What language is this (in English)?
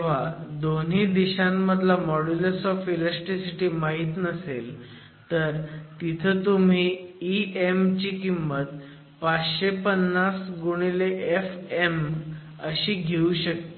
Marathi